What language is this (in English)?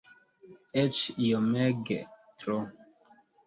Esperanto